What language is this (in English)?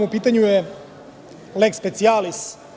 Serbian